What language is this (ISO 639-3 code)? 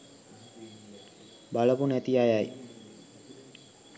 sin